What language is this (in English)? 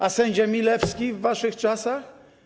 Polish